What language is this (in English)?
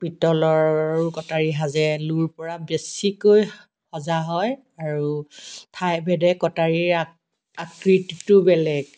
Assamese